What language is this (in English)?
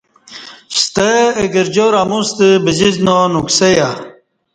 Kati